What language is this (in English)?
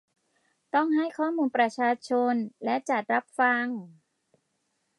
Thai